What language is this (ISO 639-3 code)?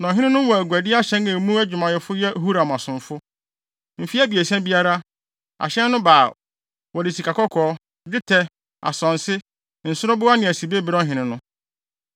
aka